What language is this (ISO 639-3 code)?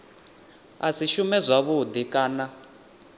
ven